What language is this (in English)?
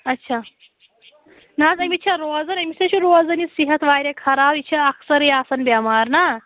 Kashmiri